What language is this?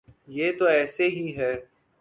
Urdu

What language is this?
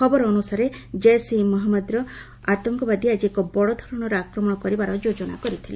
Odia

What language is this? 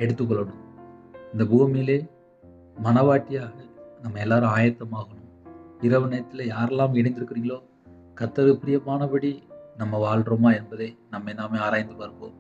Tamil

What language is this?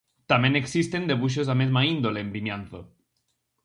Galician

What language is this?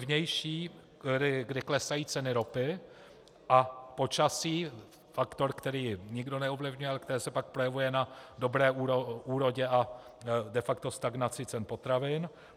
Czech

